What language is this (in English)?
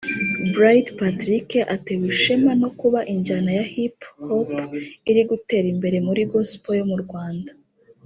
Kinyarwanda